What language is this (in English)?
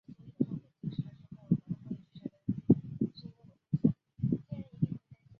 Chinese